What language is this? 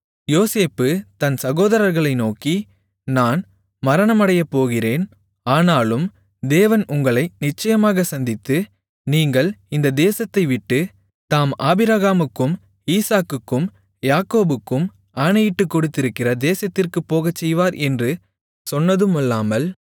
Tamil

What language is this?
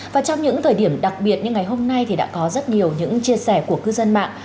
Vietnamese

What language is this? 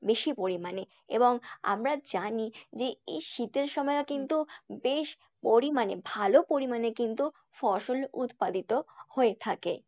Bangla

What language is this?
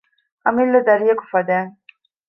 Divehi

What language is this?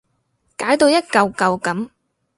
Cantonese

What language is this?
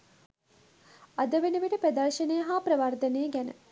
Sinhala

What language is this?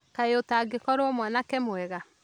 Kikuyu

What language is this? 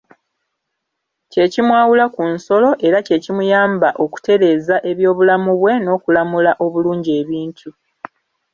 Ganda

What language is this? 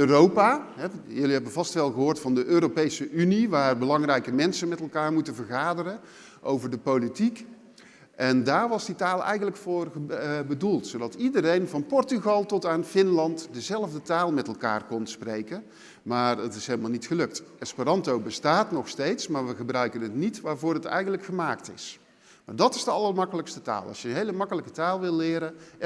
Dutch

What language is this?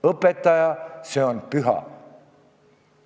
Estonian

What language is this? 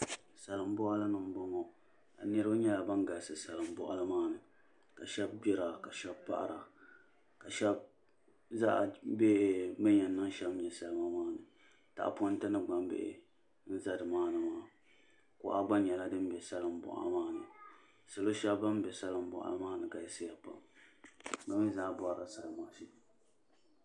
Dagbani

